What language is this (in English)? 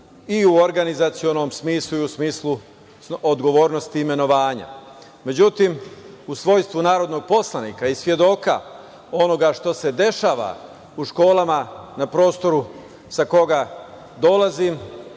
Serbian